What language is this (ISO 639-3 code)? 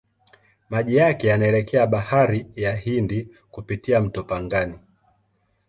swa